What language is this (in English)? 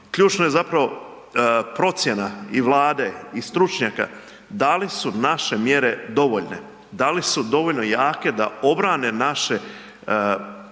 Croatian